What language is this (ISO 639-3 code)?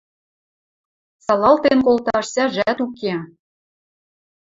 mrj